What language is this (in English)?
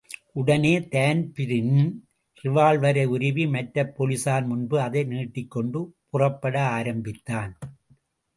Tamil